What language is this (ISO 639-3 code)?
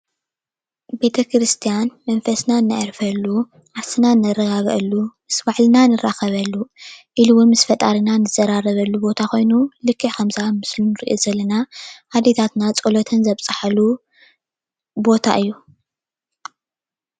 tir